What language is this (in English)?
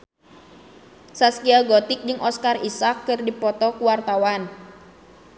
Sundanese